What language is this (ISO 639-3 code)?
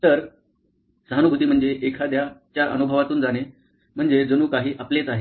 mar